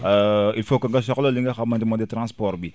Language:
Wolof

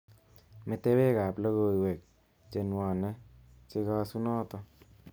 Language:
Kalenjin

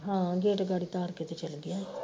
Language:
Punjabi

